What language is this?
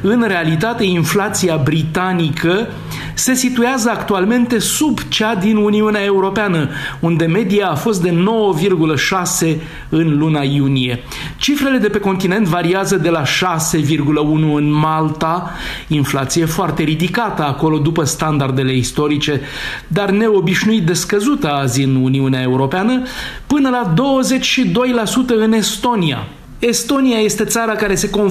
Romanian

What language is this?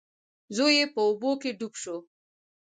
Pashto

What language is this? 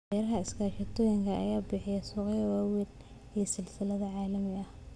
Somali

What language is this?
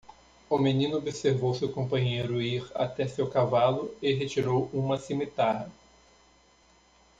Portuguese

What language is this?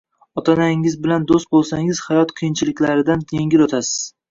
Uzbek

